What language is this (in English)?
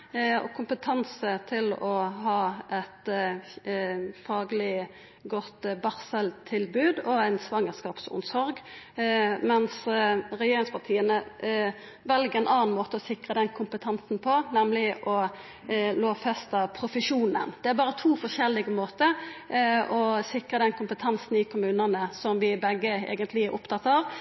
Norwegian Nynorsk